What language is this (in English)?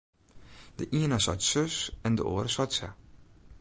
Western Frisian